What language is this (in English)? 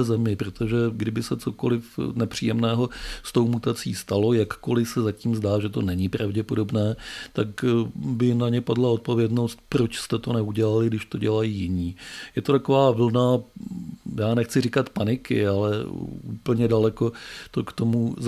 Czech